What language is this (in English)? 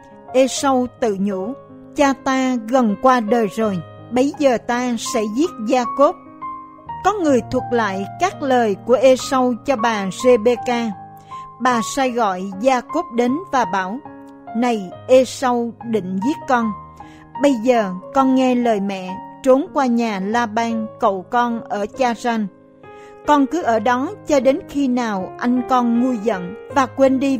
Vietnamese